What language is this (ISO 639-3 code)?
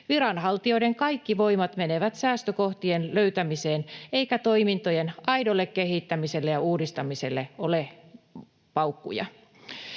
fin